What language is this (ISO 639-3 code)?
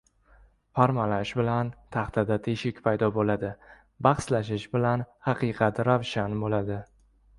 uzb